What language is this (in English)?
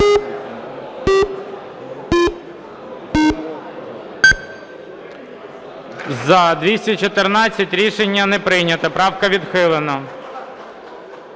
Ukrainian